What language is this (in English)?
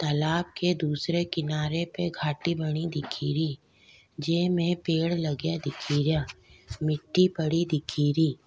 Rajasthani